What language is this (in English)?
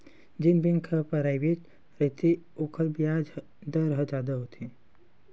Chhattisgarhi